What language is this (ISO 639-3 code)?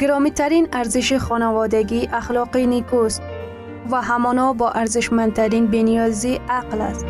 fas